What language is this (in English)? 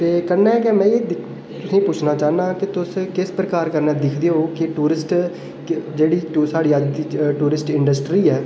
Dogri